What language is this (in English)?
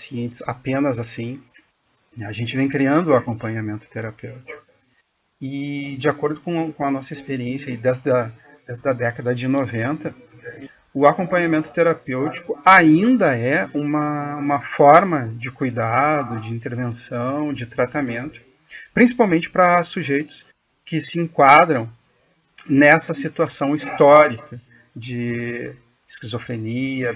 Portuguese